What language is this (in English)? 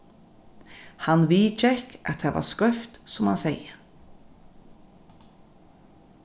Faroese